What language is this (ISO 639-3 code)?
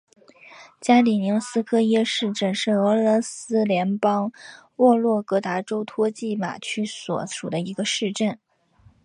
zho